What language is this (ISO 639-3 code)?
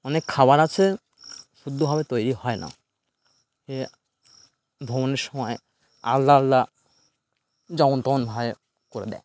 ben